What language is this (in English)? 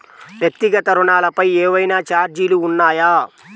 Telugu